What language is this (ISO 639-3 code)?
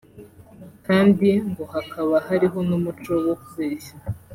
kin